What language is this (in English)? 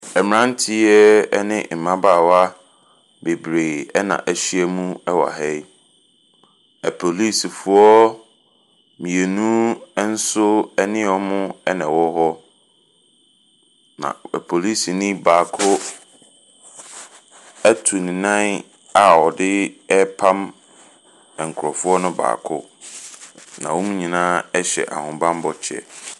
Akan